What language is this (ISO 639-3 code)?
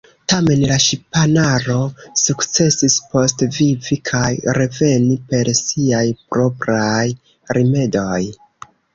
epo